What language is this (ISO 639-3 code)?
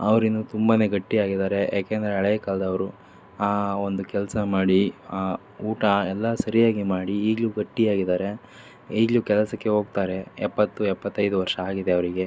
kan